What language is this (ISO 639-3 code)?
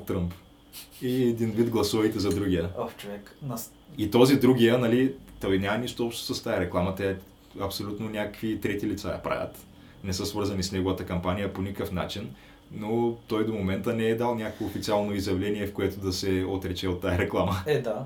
bul